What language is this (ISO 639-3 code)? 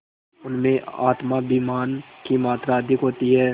hin